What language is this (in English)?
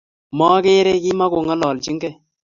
Kalenjin